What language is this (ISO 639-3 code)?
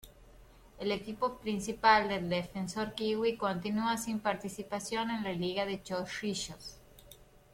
spa